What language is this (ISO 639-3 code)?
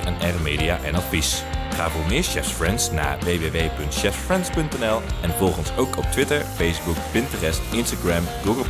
nld